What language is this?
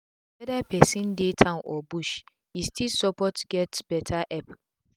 Nigerian Pidgin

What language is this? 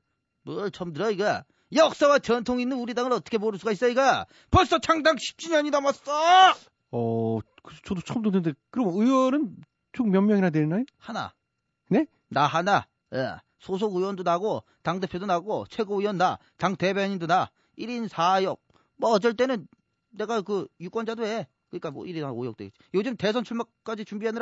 Korean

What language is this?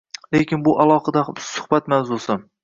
Uzbek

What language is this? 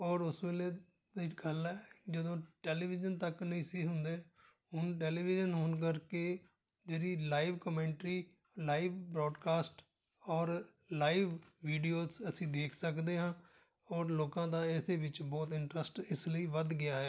Punjabi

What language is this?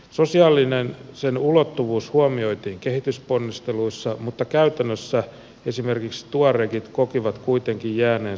Finnish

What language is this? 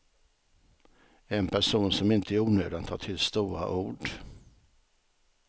Swedish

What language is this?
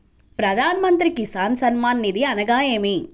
Telugu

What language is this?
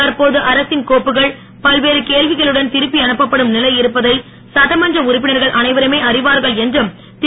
Tamil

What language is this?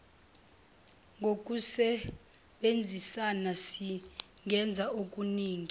Zulu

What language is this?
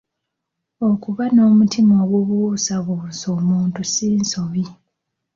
Ganda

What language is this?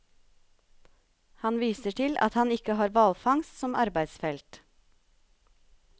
Norwegian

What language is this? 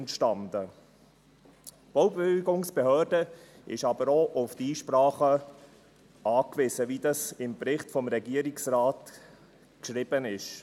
Swiss German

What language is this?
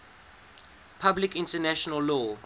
English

